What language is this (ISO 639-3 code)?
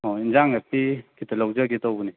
mni